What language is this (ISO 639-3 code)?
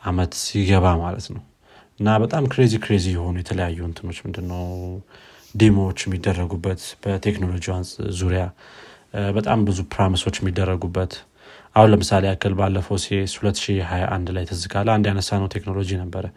amh